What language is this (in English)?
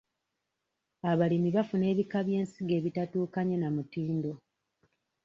Ganda